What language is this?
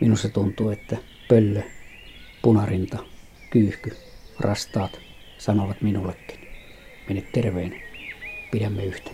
Finnish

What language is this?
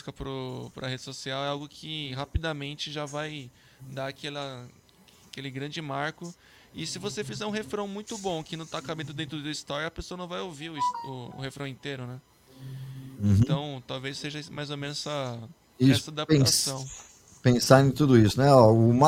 Portuguese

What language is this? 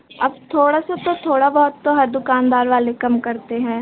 Hindi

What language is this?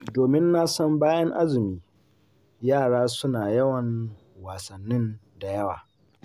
Hausa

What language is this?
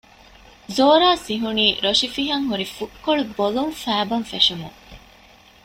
Divehi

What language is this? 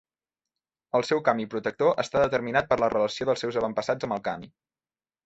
Catalan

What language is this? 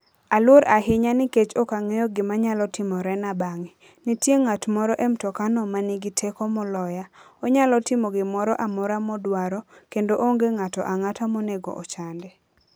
Luo (Kenya and Tanzania)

